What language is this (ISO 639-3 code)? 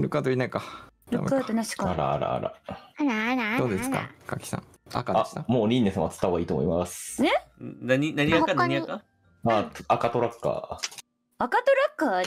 jpn